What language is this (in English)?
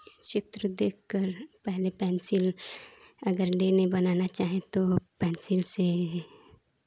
Hindi